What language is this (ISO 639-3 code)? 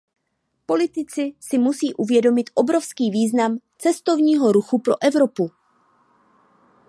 ces